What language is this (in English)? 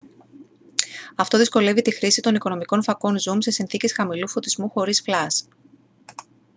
Greek